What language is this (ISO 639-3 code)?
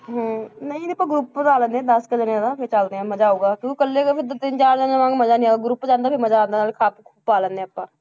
pan